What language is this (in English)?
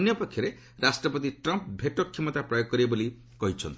Odia